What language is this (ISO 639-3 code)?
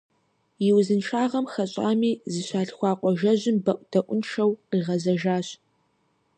kbd